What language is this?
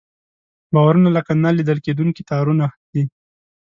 Pashto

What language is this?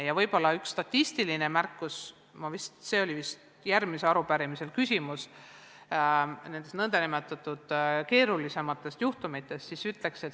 Estonian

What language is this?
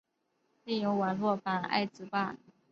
Chinese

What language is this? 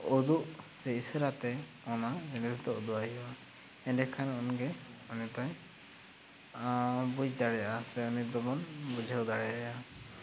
Santali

